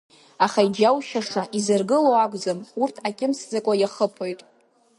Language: Abkhazian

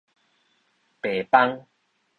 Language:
Min Nan Chinese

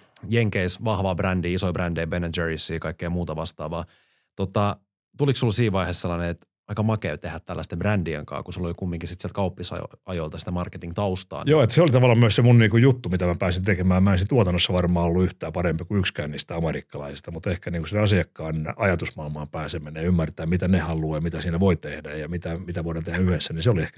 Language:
Finnish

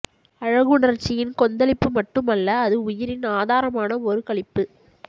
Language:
Tamil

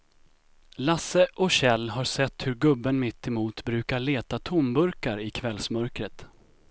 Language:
Swedish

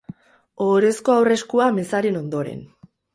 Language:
Basque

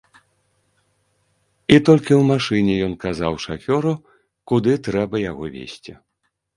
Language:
Belarusian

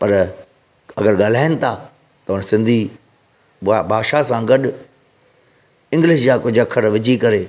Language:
Sindhi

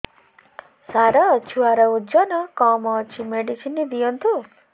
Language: Odia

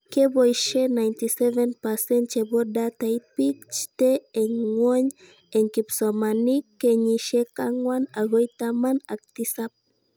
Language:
Kalenjin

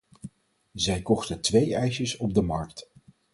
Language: Dutch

